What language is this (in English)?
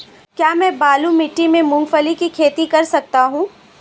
Hindi